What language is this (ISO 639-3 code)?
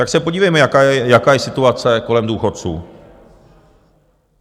ces